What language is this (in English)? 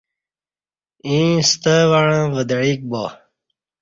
Kati